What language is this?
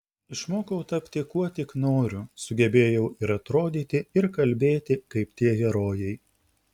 Lithuanian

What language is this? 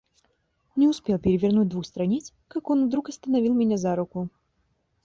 Russian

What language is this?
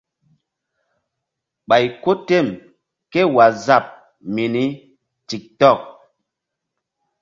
Mbum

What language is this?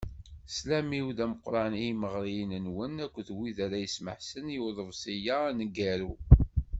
Kabyle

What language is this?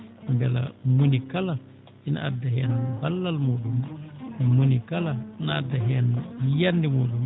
Fula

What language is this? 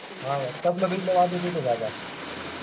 Marathi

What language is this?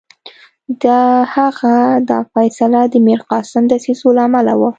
Pashto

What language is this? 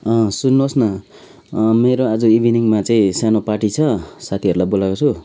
Nepali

